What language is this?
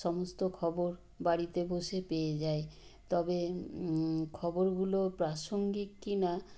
Bangla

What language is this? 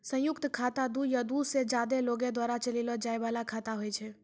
Maithili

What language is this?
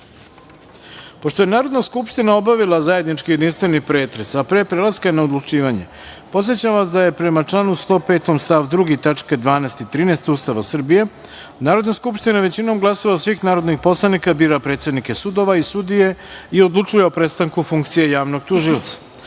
Serbian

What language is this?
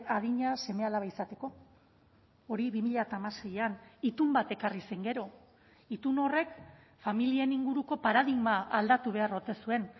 Basque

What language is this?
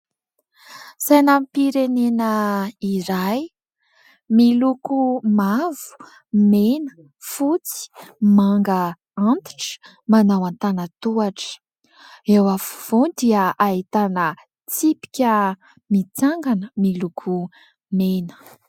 Malagasy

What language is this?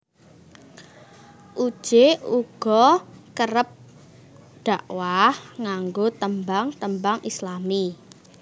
Javanese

